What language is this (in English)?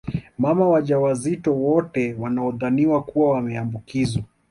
Swahili